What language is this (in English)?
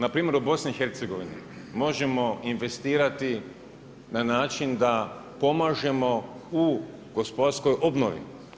Croatian